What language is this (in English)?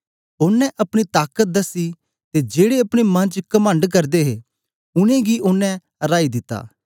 Dogri